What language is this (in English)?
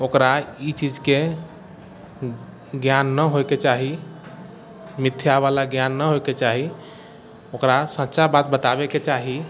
Maithili